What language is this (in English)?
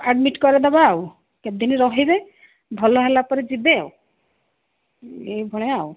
Odia